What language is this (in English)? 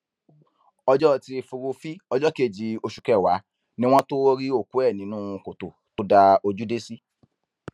Yoruba